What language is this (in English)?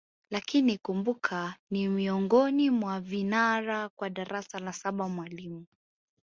Swahili